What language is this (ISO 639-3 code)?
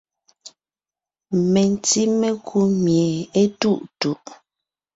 nnh